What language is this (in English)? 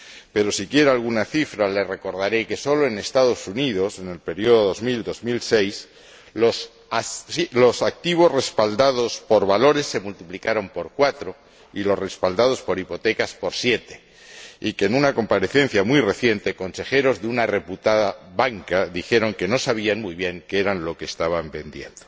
Spanish